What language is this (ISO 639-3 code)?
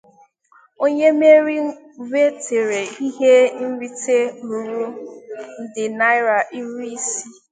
ibo